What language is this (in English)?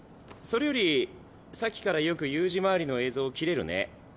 Japanese